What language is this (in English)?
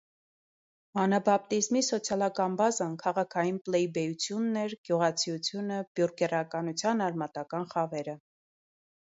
Armenian